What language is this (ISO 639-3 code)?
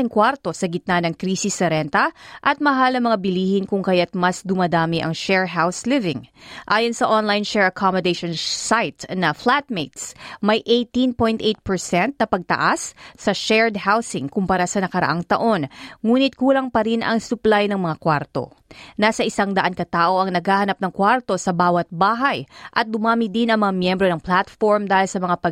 fil